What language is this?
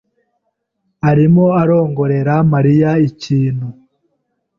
Kinyarwanda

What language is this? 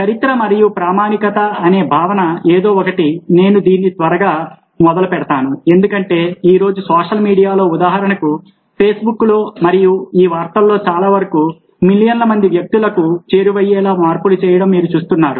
Telugu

